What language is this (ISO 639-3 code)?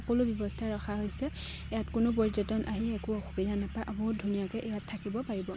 asm